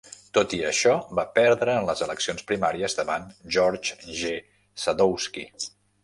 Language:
Catalan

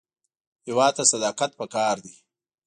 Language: Pashto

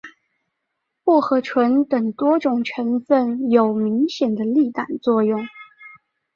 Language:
Chinese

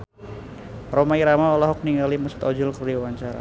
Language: Sundanese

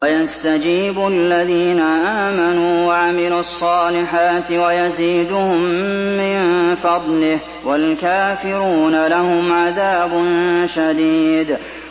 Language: Arabic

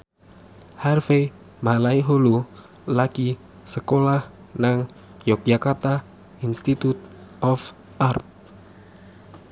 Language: Javanese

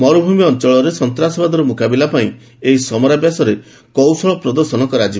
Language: Odia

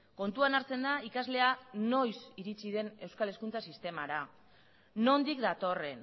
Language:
Basque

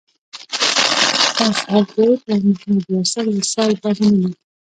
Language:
Pashto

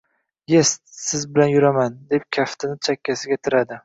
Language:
Uzbek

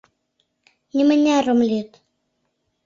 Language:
Mari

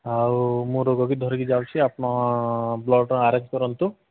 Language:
Odia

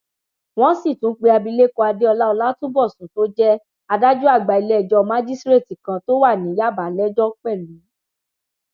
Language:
Yoruba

